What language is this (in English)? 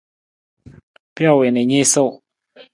Nawdm